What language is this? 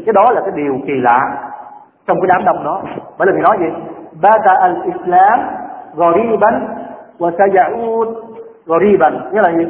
Vietnamese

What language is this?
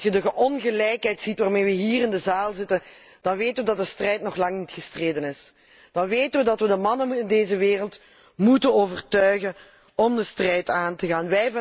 Dutch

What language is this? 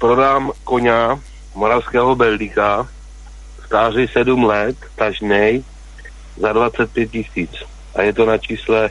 Czech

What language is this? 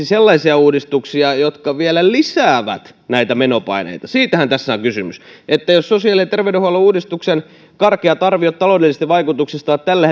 Finnish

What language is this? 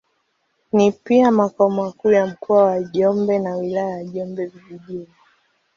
Swahili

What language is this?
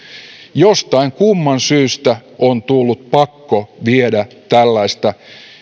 Finnish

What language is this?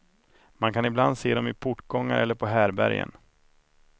Swedish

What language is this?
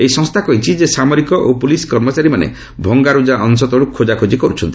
Odia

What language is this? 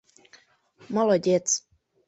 Mari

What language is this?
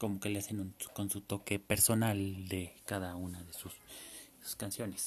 Spanish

